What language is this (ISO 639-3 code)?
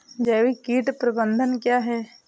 hin